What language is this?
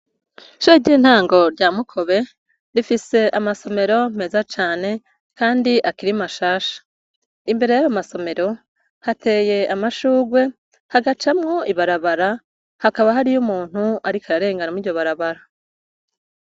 Rundi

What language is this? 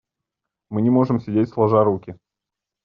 Russian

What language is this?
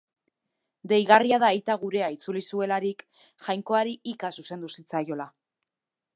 Basque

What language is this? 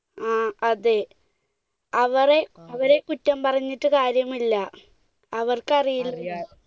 Malayalam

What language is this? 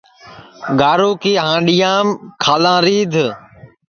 Sansi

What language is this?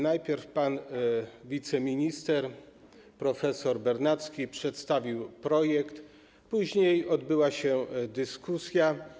Polish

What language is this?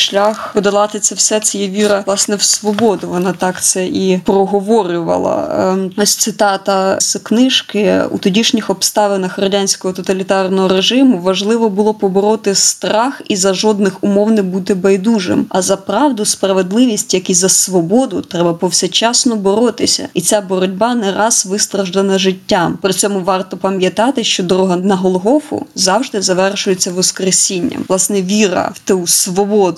Ukrainian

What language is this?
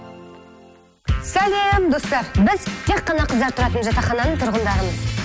Kazakh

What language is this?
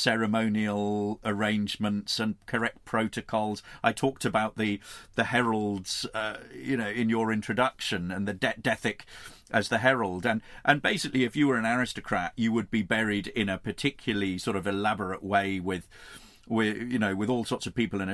English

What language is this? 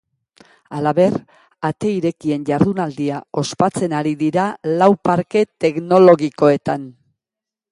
Basque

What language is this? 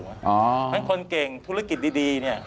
Thai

